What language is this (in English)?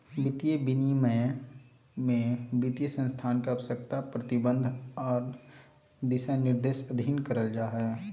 Magahi